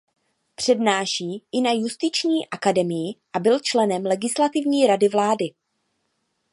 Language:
Czech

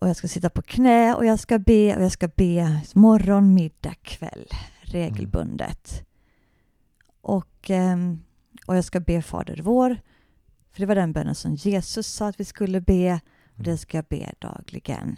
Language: Swedish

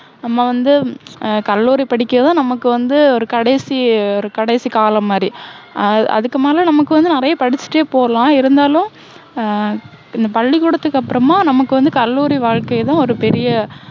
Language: Tamil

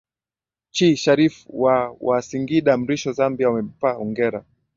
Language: Swahili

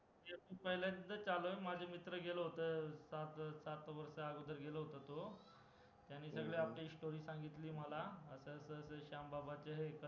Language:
Marathi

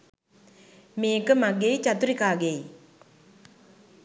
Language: Sinhala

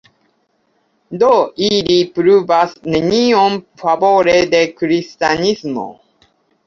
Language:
Esperanto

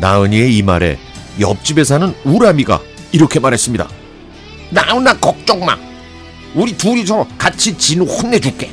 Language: Korean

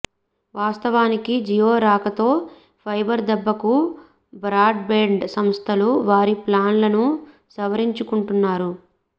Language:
Telugu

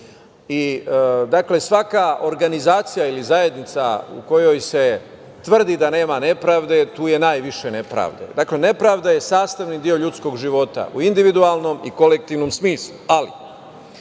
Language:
Serbian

